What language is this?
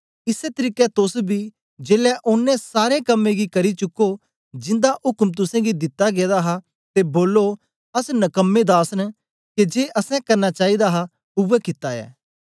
Dogri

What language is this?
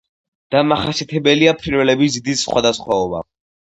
Georgian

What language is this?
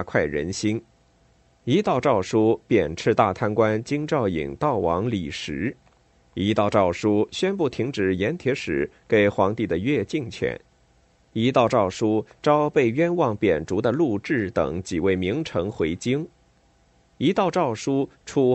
Chinese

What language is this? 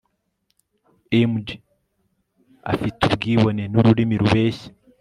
Kinyarwanda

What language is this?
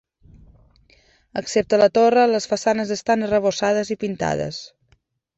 Catalan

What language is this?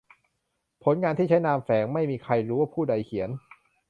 Thai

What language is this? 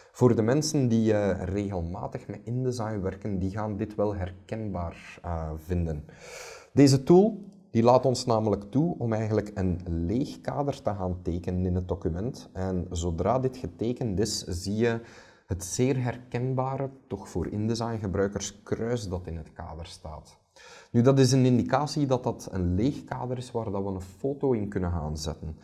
Dutch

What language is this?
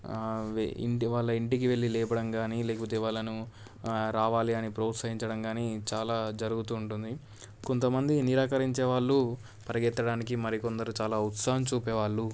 Telugu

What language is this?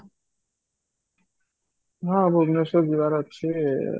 Odia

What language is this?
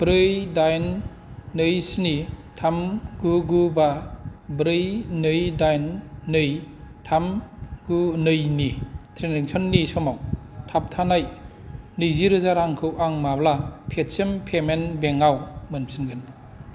Bodo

